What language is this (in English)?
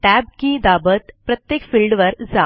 Marathi